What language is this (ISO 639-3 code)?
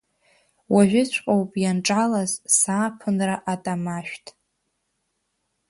abk